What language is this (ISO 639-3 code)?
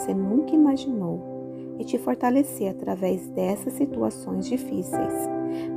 por